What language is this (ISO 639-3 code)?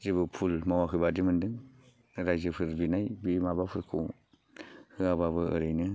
brx